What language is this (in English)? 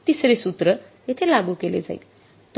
Marathi